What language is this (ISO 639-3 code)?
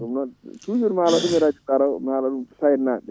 ful